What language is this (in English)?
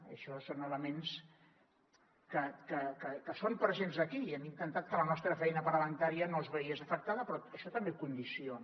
Catalan